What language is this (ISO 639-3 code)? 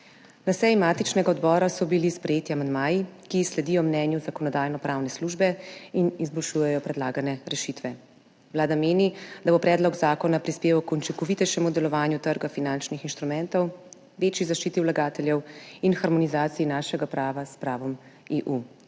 slv